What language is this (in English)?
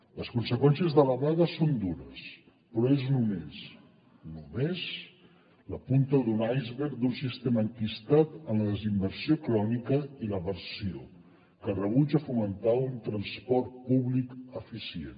Catalan